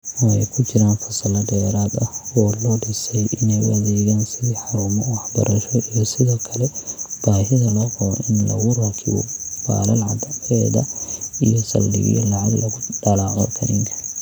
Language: Somali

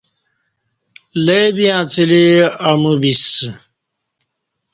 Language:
Kati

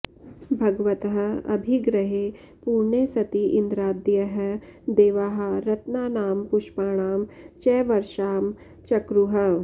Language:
Sanskrit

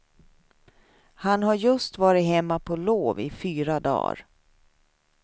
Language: Swedish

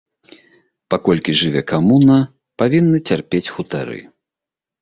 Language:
Belarusian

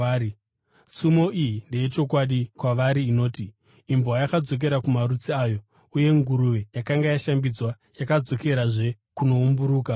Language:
Shona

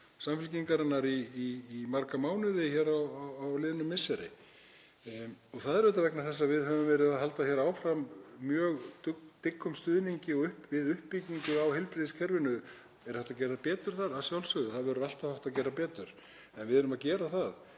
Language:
Icelandic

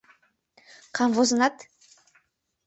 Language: Mari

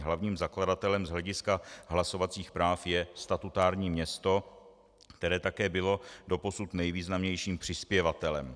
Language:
Czech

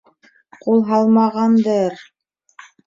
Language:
Bashkir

